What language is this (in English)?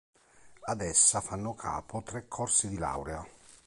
Italian